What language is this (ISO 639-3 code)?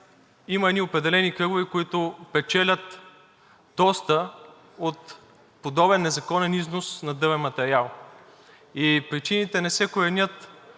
bul